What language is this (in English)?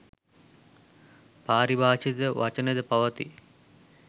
Sinhala